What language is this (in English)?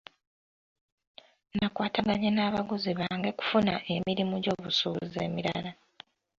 Ganda